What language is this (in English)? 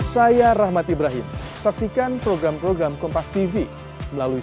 Indonesian